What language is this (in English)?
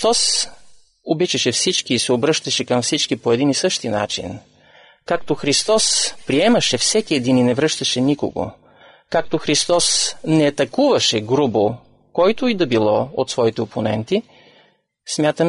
Bulgarian